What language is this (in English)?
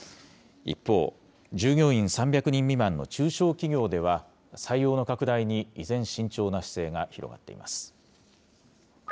Japanese